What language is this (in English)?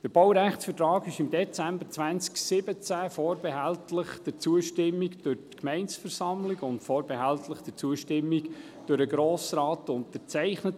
Swiss German